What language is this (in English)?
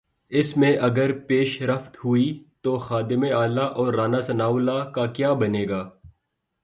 Urdu